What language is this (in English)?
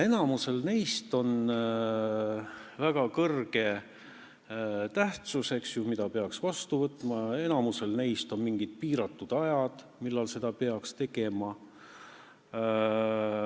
Estonian